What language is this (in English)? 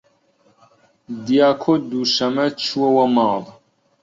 Central Kurdish